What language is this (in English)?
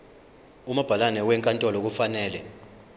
Zulu